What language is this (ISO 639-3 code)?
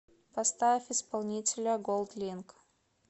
rus